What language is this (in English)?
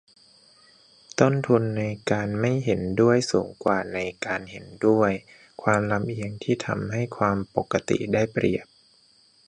Thai